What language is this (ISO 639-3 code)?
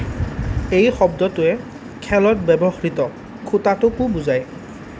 asm